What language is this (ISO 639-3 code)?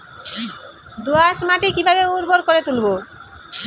ben